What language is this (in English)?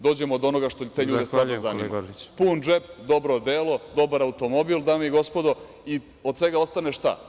Serbian